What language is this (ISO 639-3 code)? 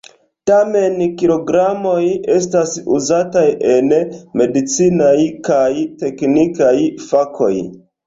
epo